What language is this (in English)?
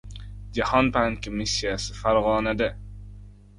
Uzbek